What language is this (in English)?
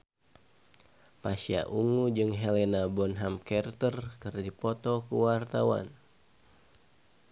Sundanese